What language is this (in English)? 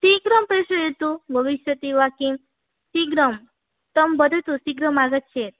Sanskrit